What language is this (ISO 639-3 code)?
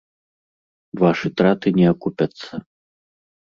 bel